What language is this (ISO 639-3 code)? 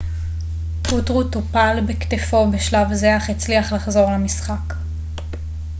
heb